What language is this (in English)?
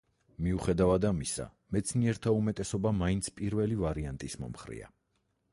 Georgian